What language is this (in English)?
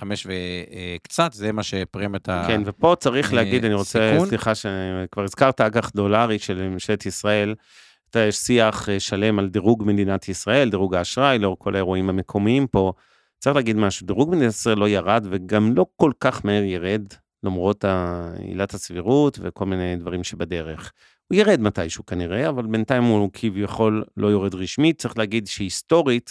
Hebrew